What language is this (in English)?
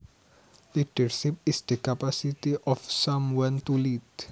Javanese